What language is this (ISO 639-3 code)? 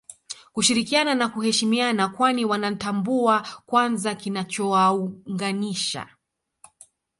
swa